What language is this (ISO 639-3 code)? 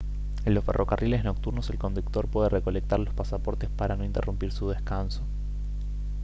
spa